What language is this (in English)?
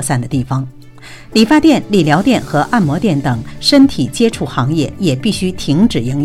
Chinese